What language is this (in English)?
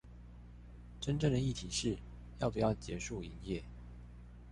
Chinese